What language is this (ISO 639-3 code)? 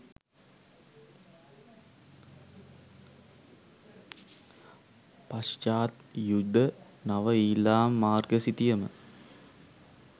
sin